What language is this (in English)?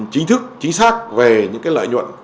Vietnamese